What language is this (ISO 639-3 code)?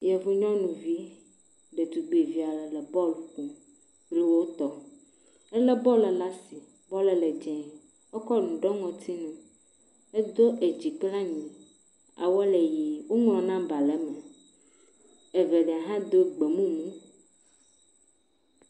ewe